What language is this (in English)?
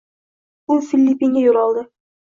Uzbek